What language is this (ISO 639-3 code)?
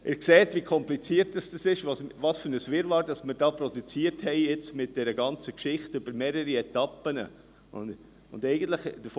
gsw